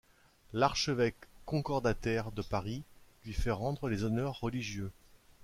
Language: French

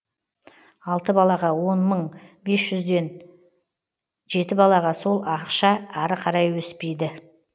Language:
Kazakh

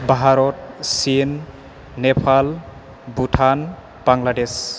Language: Bodo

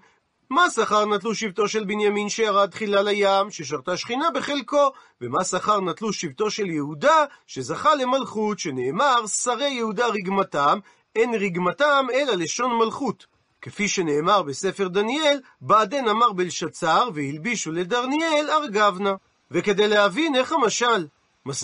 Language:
Hebrew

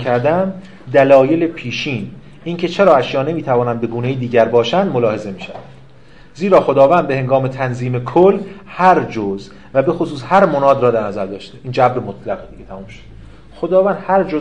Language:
Persian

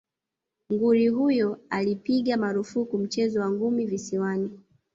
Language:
Swahili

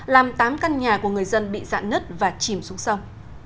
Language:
Vietnamese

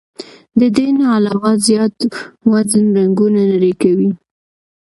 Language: Pashto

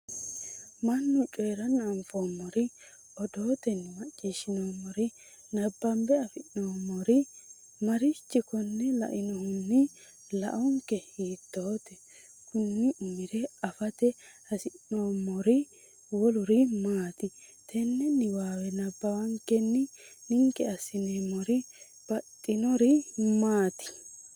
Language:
Sidamo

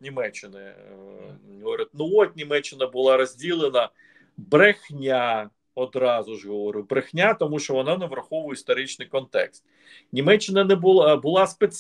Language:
Ukrainian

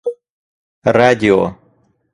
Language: Russian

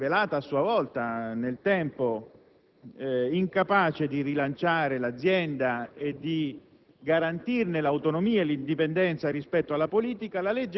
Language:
Italian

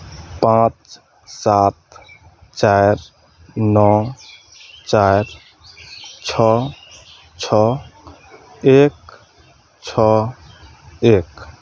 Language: Maithili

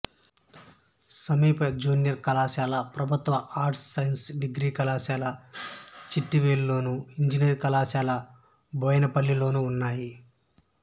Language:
Telugu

